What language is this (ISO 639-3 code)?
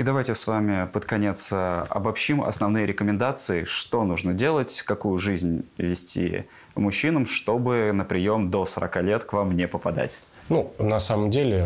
rus